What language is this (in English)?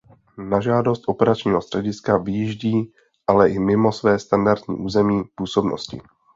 Czech